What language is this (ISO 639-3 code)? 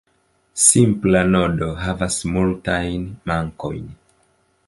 epo